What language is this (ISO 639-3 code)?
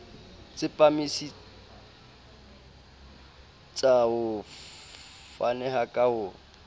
sot